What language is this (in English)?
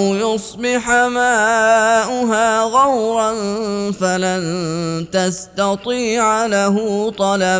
Arabic